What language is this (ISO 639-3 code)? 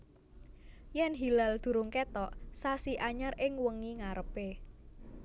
jav